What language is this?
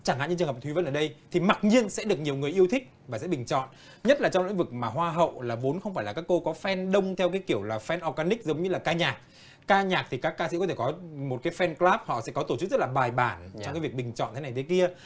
Vietnamese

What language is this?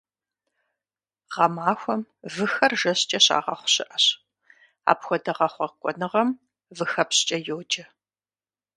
Kabardian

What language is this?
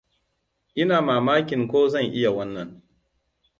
Hausa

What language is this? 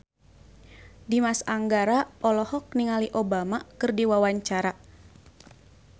Sundanese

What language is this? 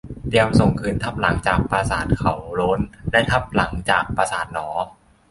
Thai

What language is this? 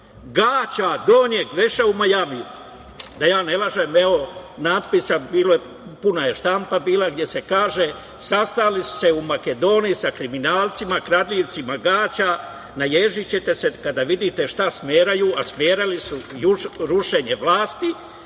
Serbian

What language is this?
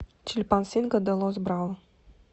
Russian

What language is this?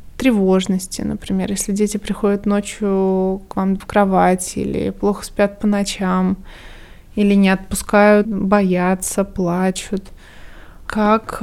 Russian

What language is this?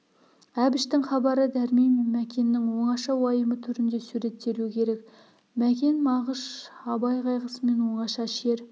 Kazakh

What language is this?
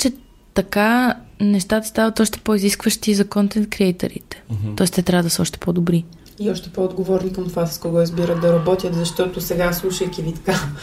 Bulgarian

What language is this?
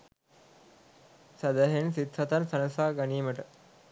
Sinhala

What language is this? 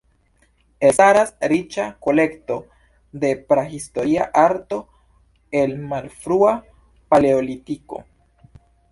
Esperanto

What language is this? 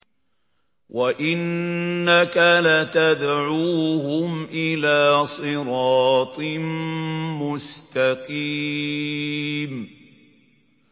Arabic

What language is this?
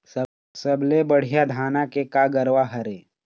Chhattisgarhi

